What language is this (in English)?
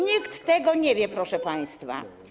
Polish